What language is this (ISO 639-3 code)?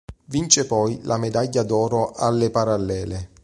ita